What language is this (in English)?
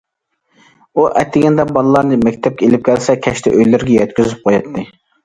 Uyghur